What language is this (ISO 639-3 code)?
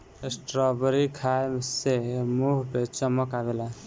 bho